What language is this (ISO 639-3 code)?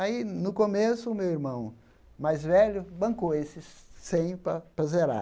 por